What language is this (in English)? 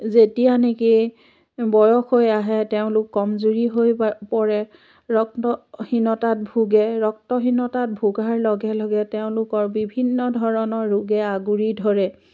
Assamese